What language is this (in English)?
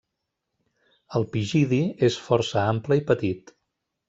Catalan